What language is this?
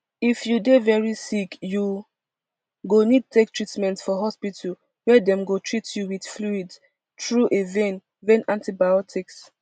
Nigerian Pidgin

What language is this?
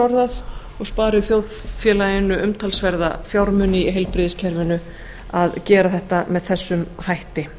Icelandic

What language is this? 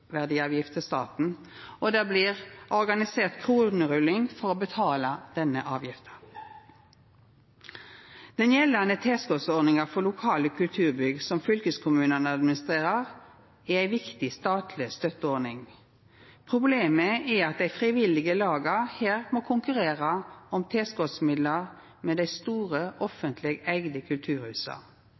Norwegian Nynorsk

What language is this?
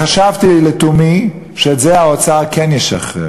Hebrew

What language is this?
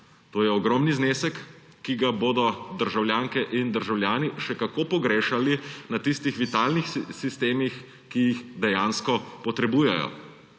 Slovenian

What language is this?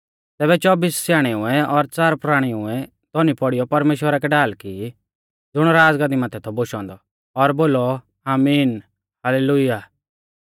Mahasu Pahari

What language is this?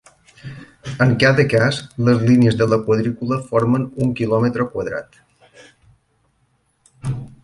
Catalan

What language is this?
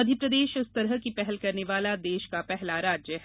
Hindi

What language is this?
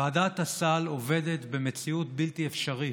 Hebrew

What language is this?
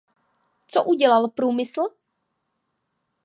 Czech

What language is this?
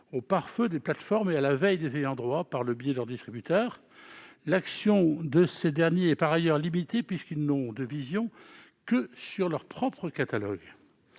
French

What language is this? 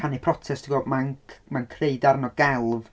Welsh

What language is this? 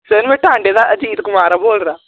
Dogri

